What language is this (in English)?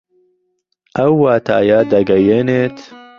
Central Kurdish